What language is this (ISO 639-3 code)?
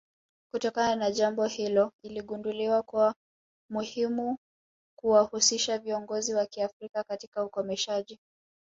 swa